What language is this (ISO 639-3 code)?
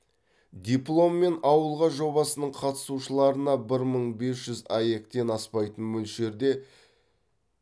kaz